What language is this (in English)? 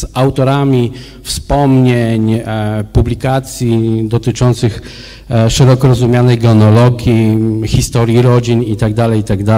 Polish